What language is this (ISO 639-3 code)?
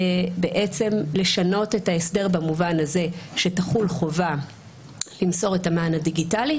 heb